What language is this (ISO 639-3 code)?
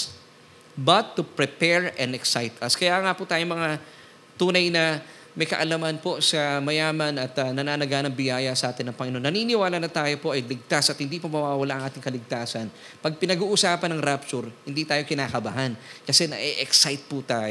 fil